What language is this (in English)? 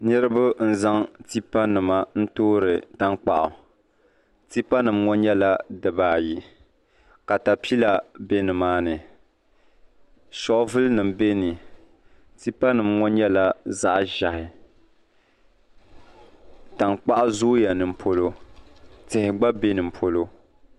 Dagbani